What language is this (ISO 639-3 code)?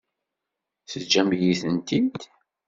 kab